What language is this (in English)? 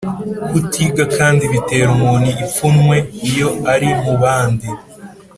Kinyarwanda